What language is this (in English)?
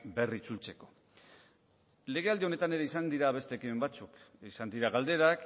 Basque